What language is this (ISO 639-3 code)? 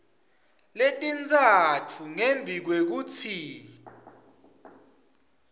ssw